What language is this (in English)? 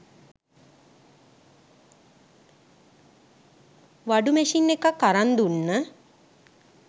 Sinhala